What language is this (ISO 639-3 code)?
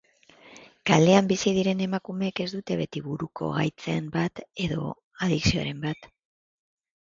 eus